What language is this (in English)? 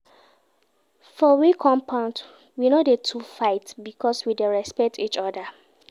Nigerian Pidgin